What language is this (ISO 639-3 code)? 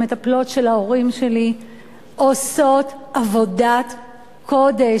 heb